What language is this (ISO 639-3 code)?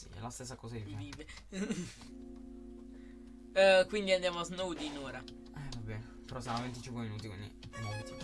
ita